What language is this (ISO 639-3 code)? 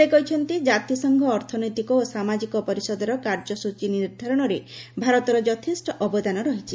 ori